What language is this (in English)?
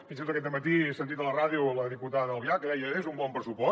Catalan